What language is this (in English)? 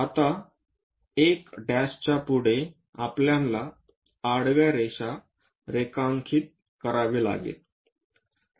Marathi